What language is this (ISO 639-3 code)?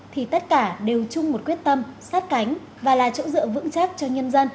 vie